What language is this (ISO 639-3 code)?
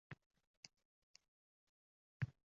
uzb